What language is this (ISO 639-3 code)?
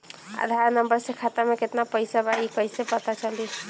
bho